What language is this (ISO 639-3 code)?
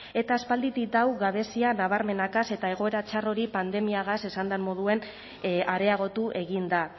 eus